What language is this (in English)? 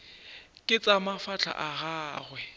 Northern Sotho